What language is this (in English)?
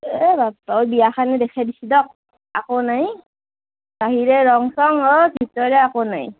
Assamese